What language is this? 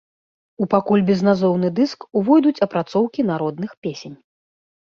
Belarusian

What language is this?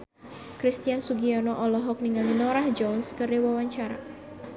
Sundanese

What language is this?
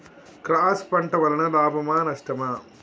Telugu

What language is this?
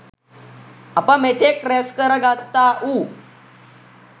Sinhala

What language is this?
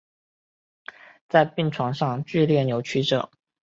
Chinese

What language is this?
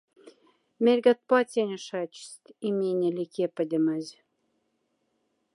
Moksha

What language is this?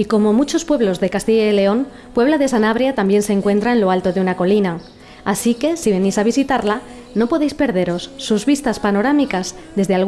Spanish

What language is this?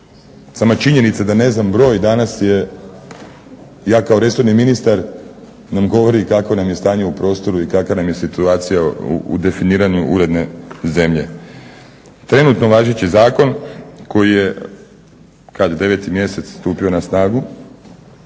Croatian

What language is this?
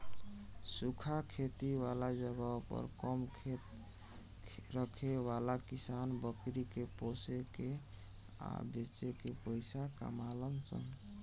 Bhojpuri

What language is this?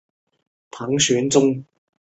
Chinese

